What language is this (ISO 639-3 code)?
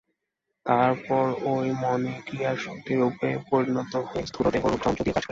ben